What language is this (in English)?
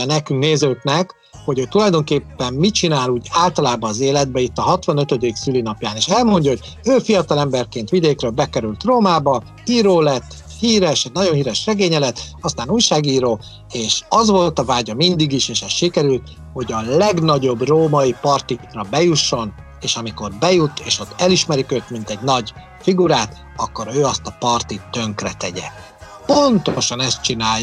Hungarian